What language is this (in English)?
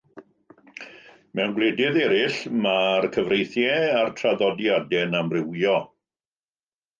Welsh